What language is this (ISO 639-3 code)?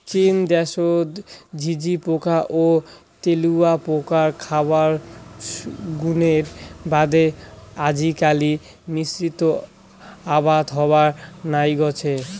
ben